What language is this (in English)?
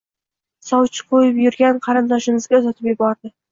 Uzbek